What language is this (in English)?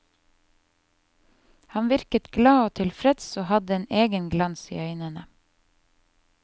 Norwegian